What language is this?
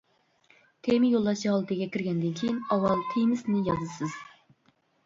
Uyghur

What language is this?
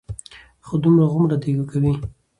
Pashto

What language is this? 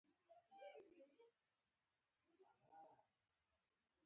Pashto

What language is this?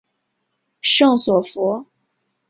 Chinese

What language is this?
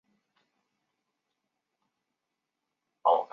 Chinese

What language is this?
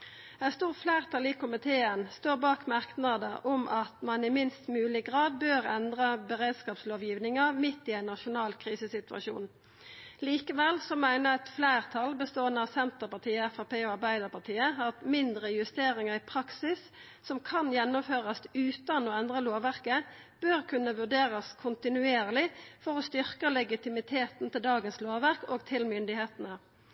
Norwegian Nynorsk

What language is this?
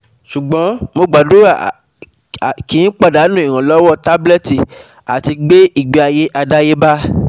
Yoruba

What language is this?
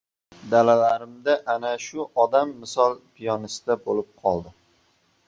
Uzbek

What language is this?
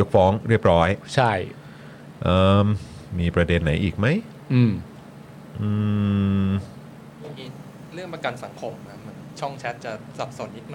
Thai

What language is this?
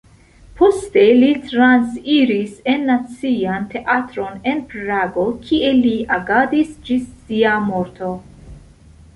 Esperanto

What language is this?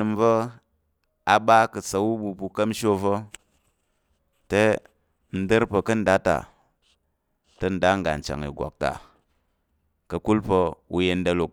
Tarok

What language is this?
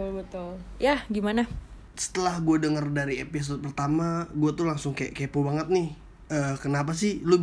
Indonesian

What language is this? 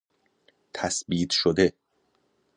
Persian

